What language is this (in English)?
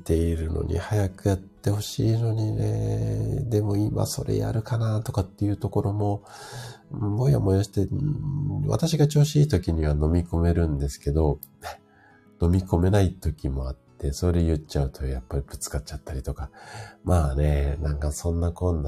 Japanese